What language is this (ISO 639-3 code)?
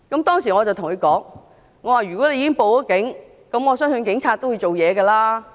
yue